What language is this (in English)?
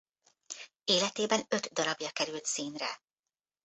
Hungarian